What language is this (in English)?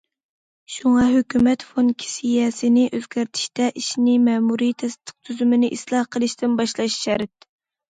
Uyghur